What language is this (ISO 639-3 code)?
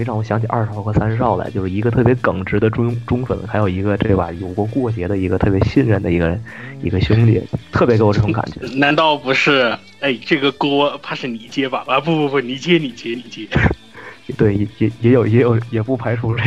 zho